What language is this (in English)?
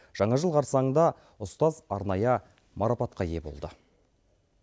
Kazakh